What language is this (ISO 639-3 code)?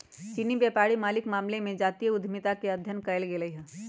mag